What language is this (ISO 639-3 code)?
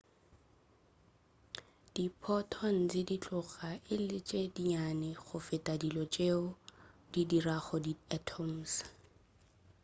nso